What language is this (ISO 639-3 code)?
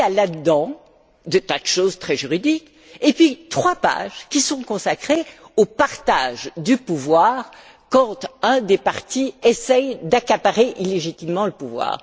fra